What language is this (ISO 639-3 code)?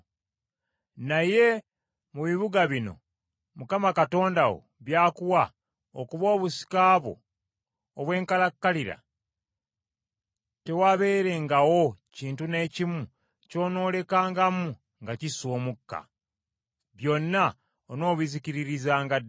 lug